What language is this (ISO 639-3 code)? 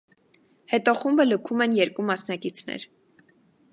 hye